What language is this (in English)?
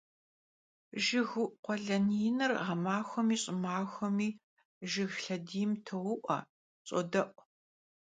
Kabardian